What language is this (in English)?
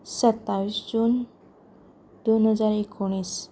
Konkani